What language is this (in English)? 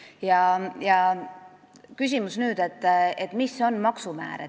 Estonian